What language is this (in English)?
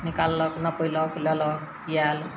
Maithili